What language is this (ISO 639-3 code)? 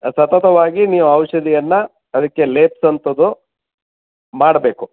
kan